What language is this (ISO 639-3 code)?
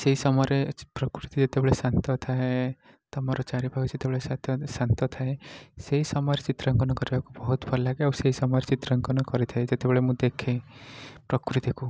ori